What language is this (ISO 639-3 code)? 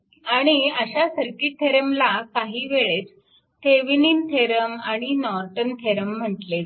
mar